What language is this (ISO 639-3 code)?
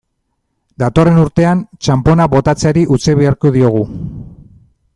eus